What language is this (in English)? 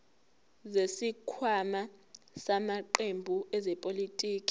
Zulu